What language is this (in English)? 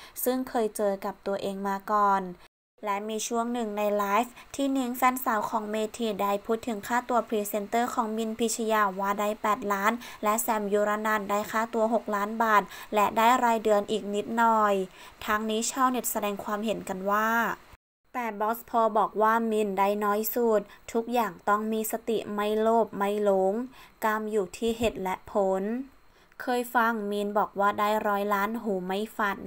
Thai